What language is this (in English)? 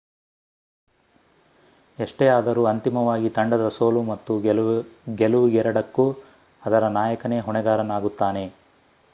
Kannada